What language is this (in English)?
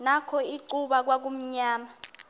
Xhosa